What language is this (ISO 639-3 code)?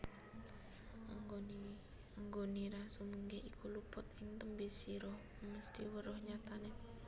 jav